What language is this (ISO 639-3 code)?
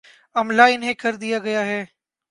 urd